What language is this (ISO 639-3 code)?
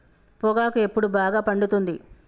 tel